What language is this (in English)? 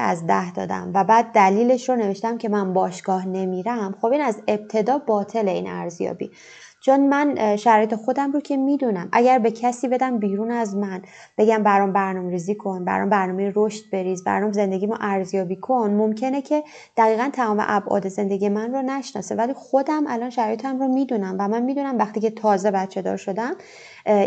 Persian